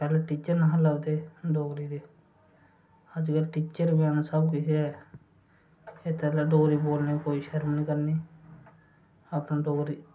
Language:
Dogri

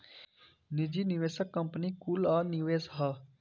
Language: Bhojpuri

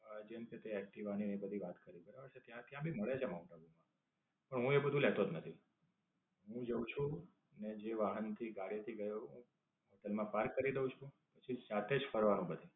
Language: Gujarati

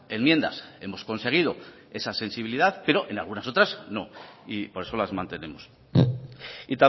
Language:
Spanish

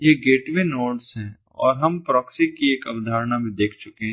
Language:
Hindi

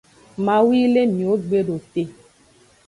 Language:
Aja (Benin)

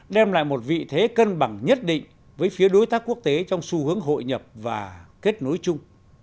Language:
Vietnamese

